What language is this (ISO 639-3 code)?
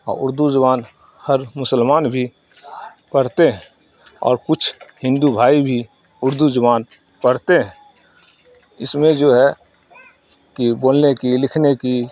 urd